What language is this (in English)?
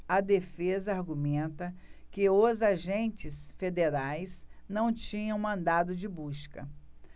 Portuguese